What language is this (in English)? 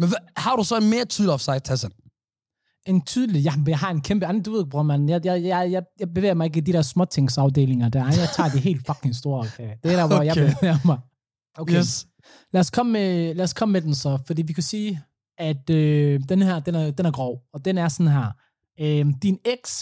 Danish